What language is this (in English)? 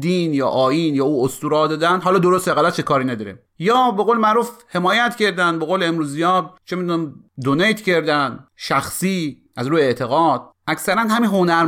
Persian